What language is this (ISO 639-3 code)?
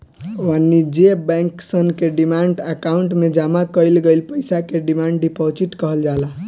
bho